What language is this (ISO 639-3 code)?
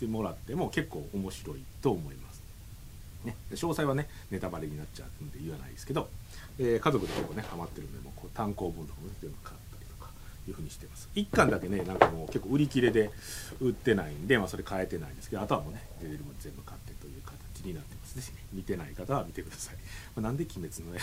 jpn